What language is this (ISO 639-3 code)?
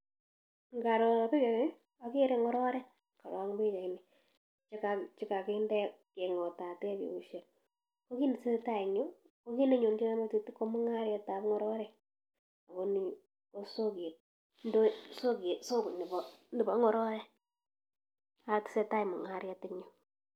kln